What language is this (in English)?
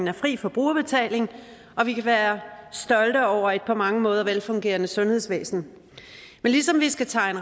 Danish